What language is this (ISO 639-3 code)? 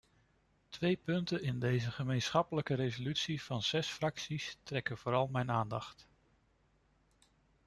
nld